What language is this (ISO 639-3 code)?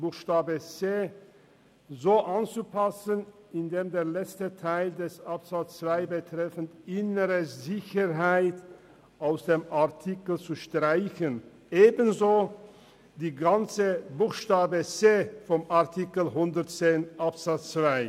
gsw